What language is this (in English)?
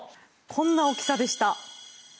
Japanese